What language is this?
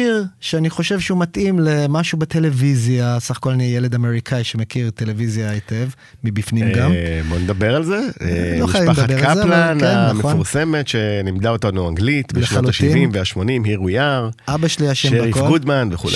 Hebrew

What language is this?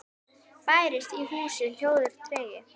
Icelandic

